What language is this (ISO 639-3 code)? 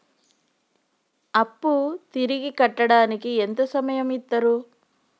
tel